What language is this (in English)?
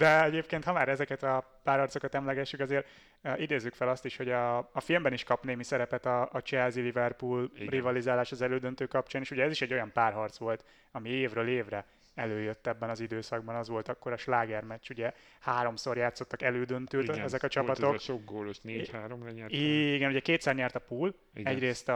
Hungarian